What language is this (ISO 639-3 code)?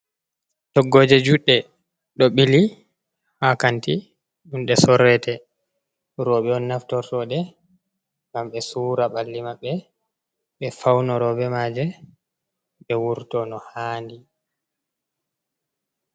ful